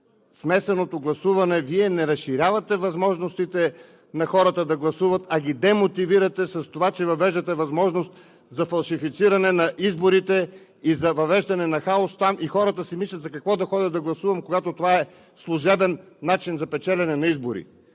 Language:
Bulgarian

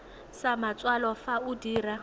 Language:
Tswana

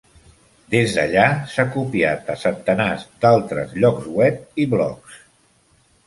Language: Catalan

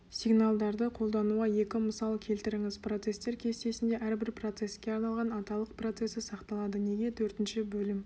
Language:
Kazakh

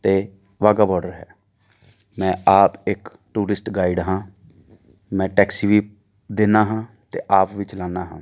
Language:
Punjabi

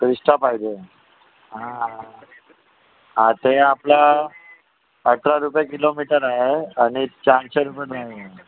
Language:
Marathi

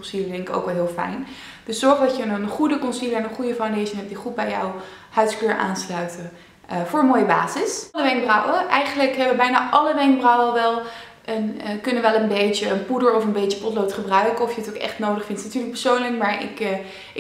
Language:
Dutch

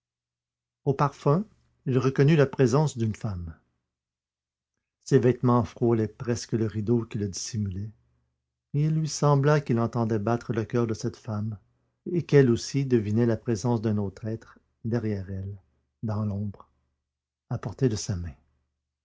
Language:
French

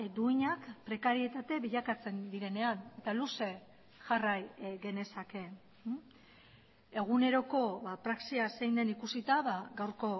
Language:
Basque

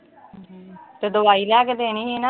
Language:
Punjabi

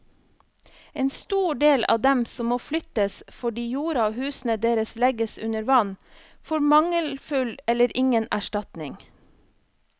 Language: Norwegian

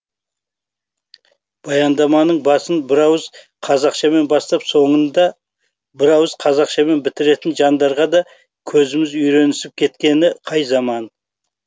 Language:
Kazakh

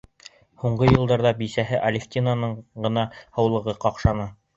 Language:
Bashkir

